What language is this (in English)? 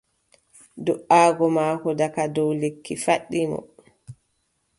Adamawa Fulfulde